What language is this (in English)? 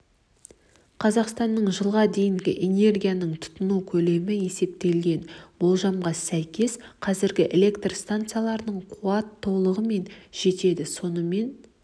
Kazakh